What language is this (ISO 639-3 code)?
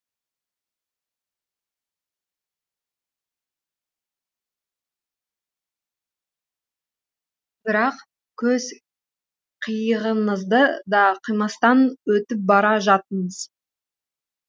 kaz